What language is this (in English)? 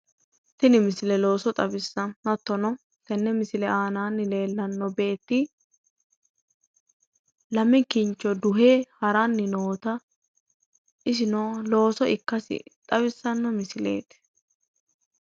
Sidamo